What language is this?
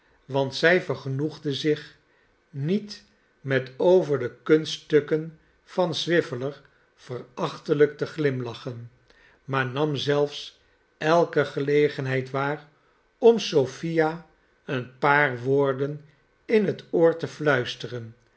Dutch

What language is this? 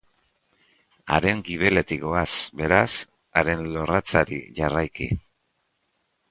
Basque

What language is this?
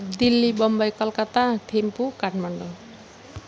Nepali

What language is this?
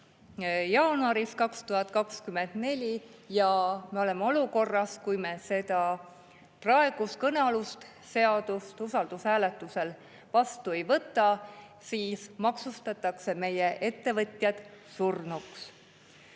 Estonian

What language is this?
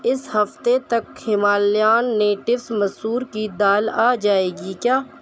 Urdu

